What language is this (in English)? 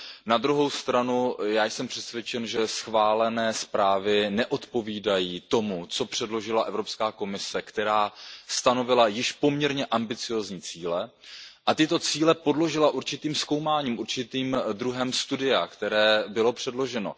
Czech